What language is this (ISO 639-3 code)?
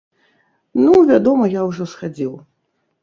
bel